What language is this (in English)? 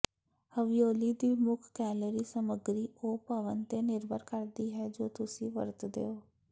Punjabi